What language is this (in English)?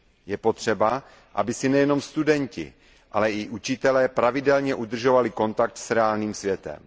Czech